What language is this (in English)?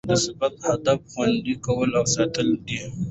Pashto